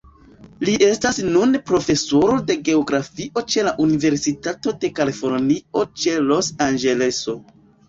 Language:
Esperanto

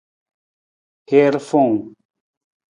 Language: Nawdm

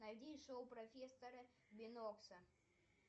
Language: Russian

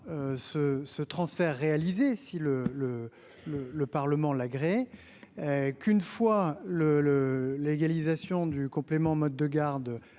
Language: French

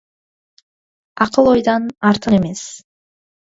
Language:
Kazakh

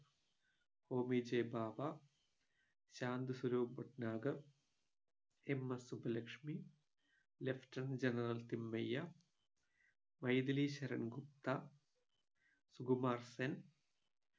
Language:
Malayalam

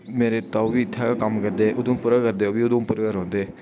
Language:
Dogri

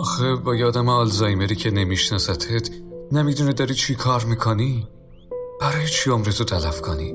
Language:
Persian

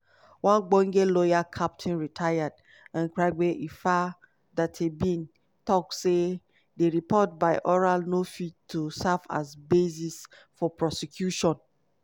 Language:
Nigerian Pidgin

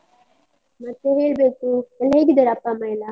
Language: Kannada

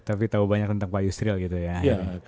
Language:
Indonesian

